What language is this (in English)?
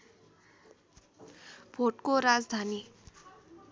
Nepali